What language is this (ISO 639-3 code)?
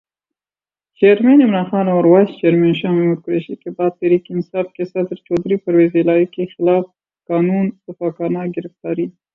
urd